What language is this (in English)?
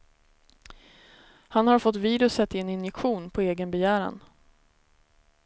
Swedish